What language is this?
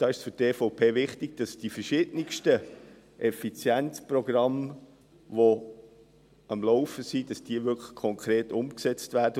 Swiss German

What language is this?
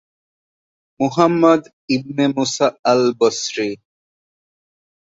Bangla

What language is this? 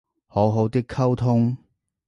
Cantonese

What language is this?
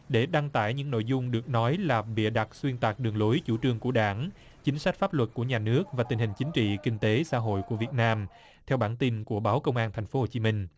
Vietnamese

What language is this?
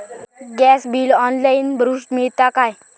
Marathi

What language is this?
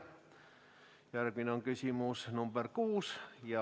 Estonian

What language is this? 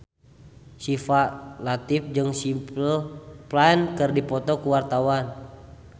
Sundanese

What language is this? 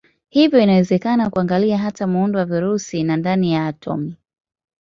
Swahili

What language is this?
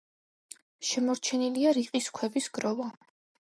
Georgian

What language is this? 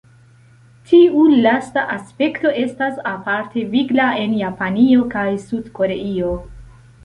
Esperanto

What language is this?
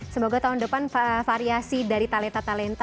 Indonesian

